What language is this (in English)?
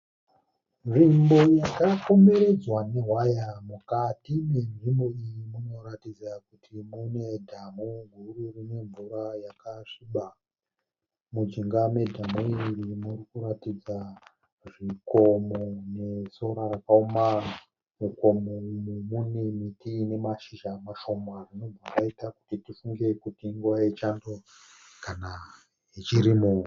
Shona